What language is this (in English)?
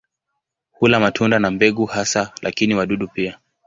Swahili